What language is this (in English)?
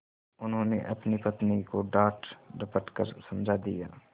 Hindi